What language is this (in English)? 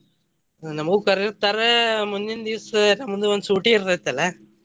Kannada